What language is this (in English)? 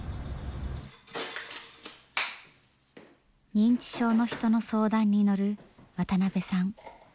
Japanese